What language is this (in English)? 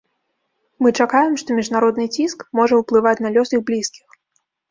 Belarusian